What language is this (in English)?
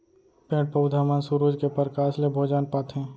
Chhattisgarhi